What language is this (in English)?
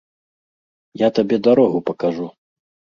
Belarusian